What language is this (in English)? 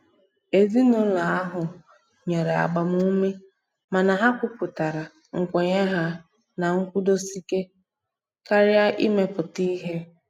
Igbo